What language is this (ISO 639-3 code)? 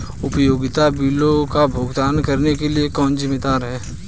hin